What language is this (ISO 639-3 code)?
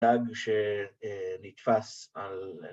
heb